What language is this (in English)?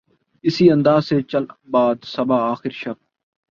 Urdu